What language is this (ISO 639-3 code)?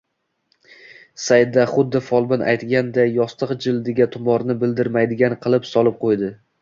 uzb